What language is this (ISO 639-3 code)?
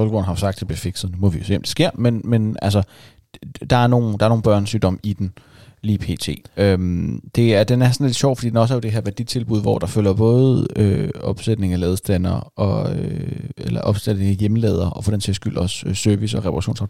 dan